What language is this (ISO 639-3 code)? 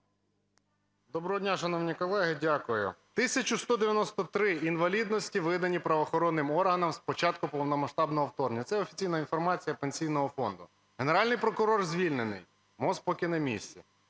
ukr